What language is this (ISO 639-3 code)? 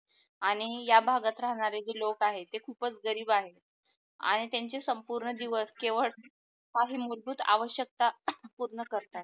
mar